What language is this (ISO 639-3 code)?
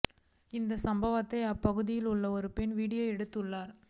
tam